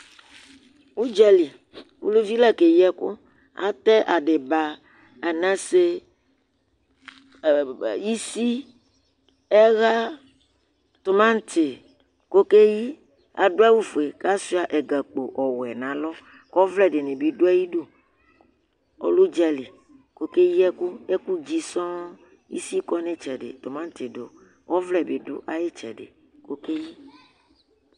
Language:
Ikposo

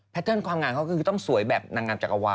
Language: Thai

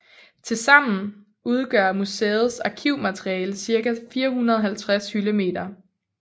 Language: Danish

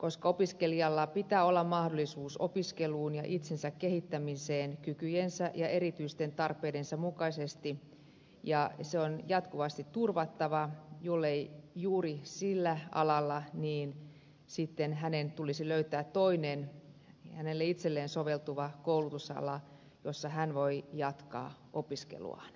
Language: Finnish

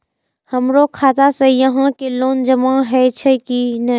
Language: Maithili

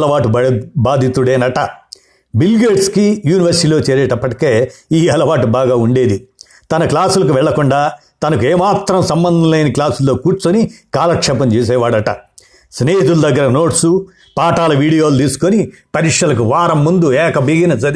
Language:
Telugu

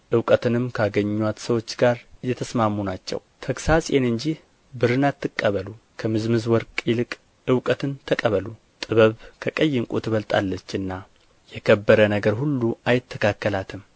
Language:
Amharic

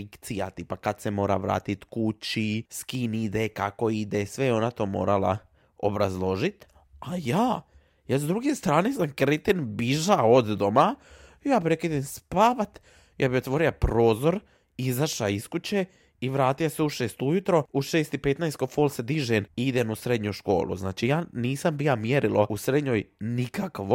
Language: Croatian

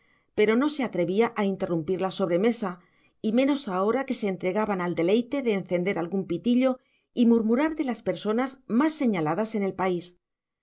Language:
Spanish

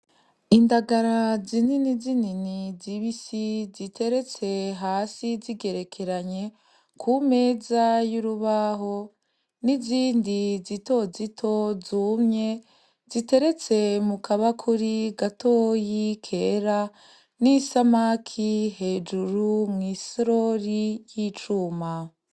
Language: Rundi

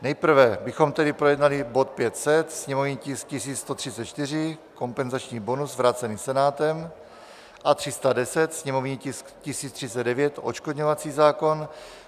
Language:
Czech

